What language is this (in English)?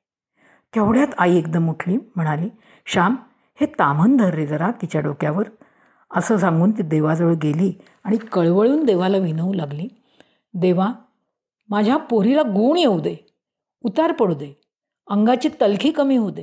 Marathi